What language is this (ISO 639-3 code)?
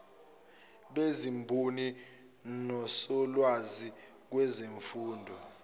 zul